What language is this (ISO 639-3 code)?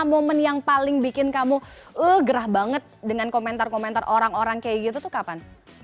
ind